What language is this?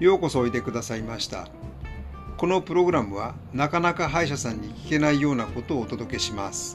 Japanese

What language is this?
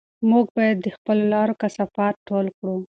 Pashto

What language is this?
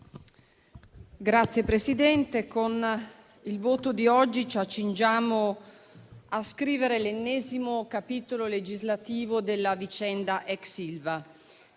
Italian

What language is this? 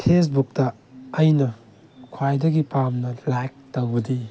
Manipuri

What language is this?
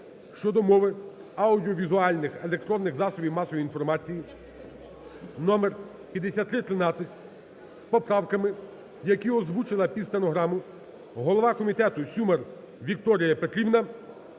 Ukrainian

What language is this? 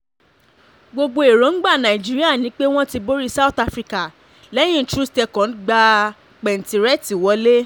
Yoruba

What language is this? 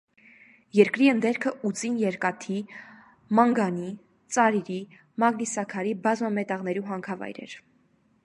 Armenian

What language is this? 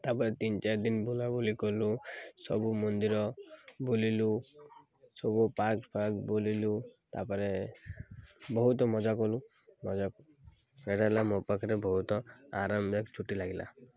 Odia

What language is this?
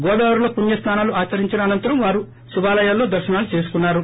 Telugu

